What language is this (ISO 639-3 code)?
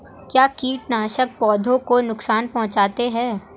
hin